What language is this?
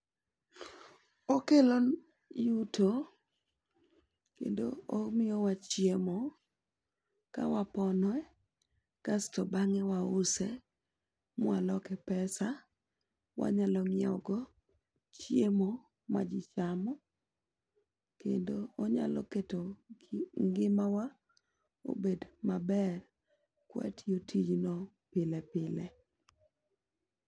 Luo (Kenya and Tanzania)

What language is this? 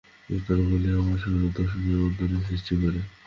Bangla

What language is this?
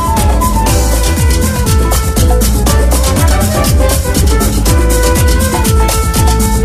Greek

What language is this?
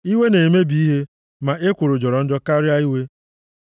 Igbo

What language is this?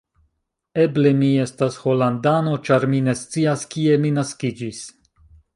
Esperanto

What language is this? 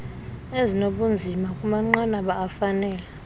Xhosa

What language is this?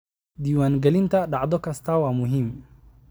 Somali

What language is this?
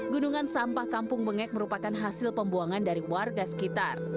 Indonesian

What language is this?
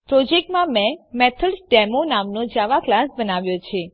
Gujarati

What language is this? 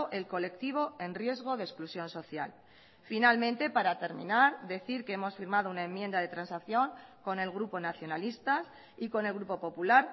Spanish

